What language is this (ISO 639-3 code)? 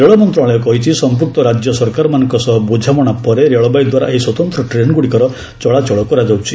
ori